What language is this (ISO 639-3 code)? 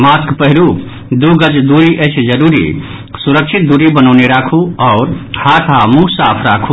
mai